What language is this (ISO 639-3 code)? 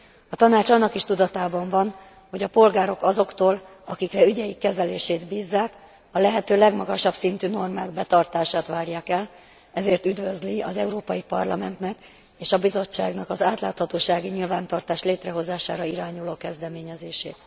hun